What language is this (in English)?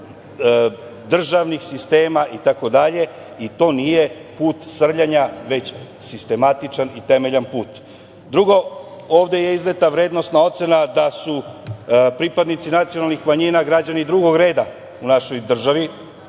Serbian